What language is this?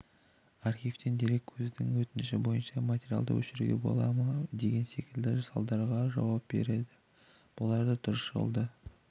Kazakh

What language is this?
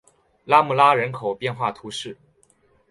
Chinese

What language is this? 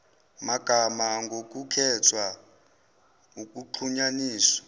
Zulu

